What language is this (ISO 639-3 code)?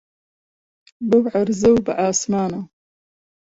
ckb